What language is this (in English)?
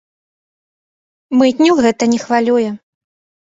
Belarusian